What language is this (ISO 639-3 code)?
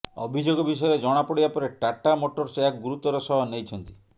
ori